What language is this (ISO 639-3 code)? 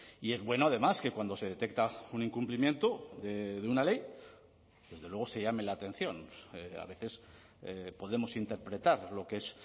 spa